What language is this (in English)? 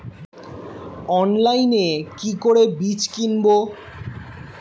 Bangla